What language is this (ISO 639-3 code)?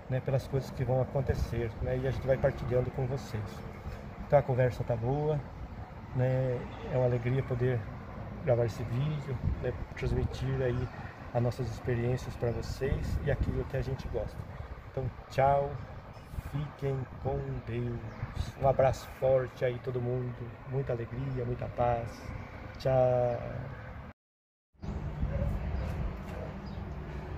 por